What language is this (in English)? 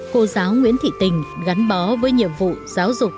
Vietnamese